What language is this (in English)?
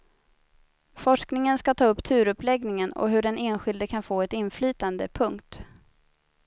Swedish